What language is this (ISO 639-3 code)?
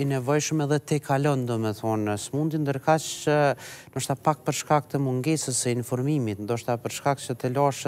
ron